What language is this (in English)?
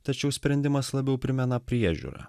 Lithuanian